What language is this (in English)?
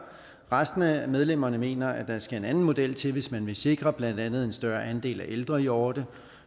Danish